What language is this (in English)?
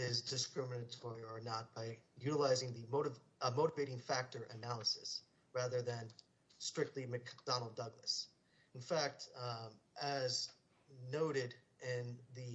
English